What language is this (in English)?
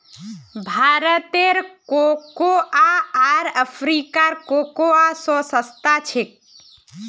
Magahi